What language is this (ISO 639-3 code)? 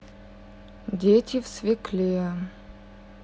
rus